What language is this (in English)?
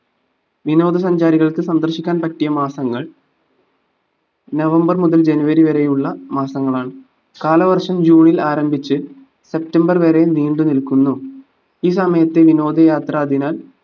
Malayalam